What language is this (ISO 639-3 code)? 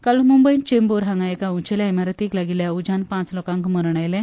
kok